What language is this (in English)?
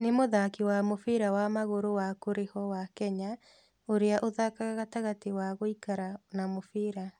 Kikuyu